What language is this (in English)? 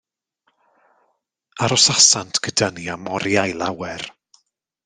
Welsh